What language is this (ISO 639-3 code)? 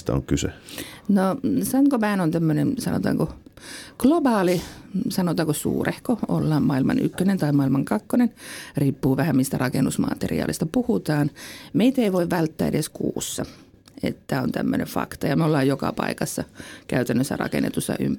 fin